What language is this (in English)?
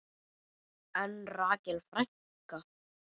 Icelandic